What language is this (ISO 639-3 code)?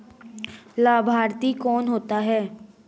hin